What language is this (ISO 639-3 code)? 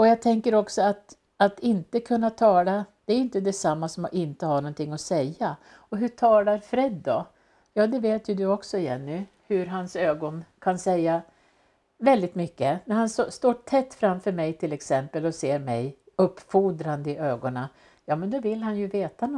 swe